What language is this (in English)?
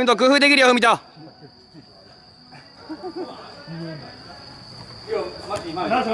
Japanese